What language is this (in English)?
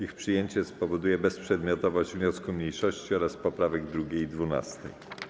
Polish